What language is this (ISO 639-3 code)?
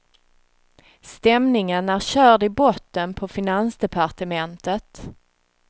swe